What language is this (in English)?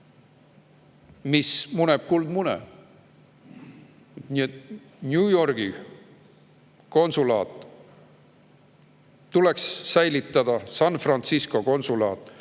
Estonian